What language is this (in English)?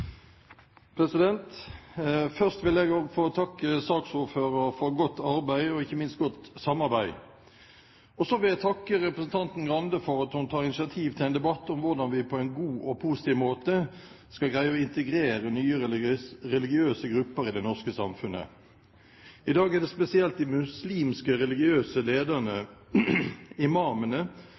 Norwegian Bokmål